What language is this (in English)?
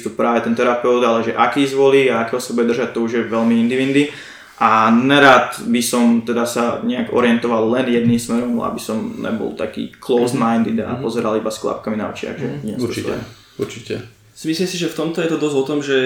Slovak